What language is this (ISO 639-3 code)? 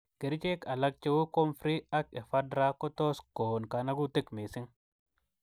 kln